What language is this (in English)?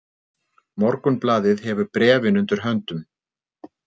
Icelandic